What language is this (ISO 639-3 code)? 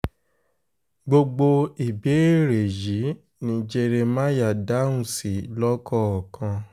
yor